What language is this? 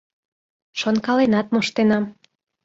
Mari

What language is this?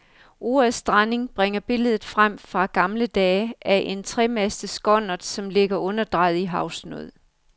Danish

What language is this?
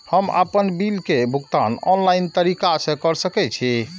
Maithili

